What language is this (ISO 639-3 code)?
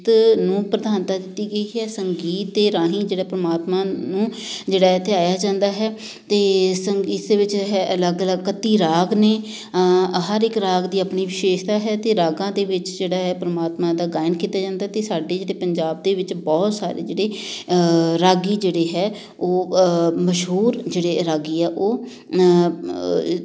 pan